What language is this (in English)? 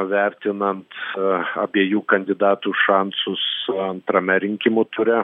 Lithuanian